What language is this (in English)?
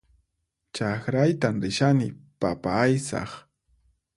Puno Quechua